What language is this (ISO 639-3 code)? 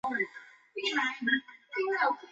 zho